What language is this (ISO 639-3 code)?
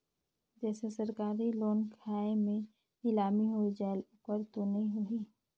hne